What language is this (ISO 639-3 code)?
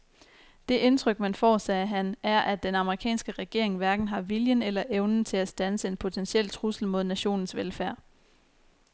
dan